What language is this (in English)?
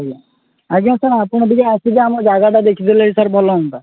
Odia